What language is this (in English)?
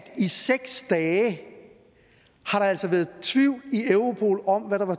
Danish